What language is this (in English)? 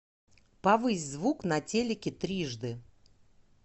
Russian